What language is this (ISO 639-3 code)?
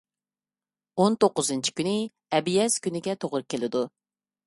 uig